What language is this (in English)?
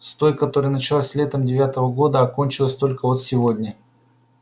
Russian